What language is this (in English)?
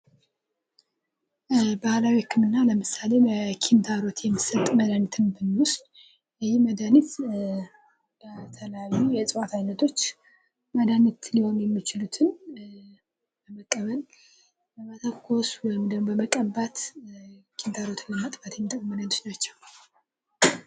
Amharic